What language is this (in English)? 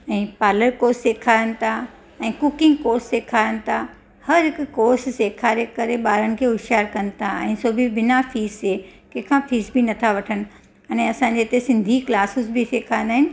Sindhi